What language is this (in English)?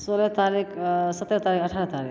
Maithili